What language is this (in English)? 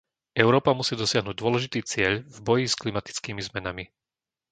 Slovak